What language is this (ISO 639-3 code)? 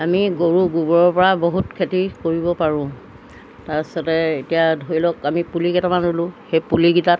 asm